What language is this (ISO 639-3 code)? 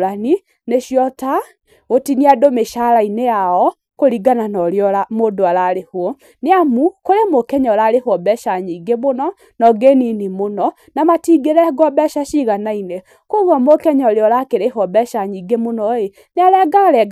kik